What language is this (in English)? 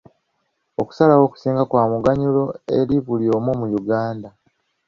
Ganda